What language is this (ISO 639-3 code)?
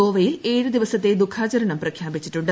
mal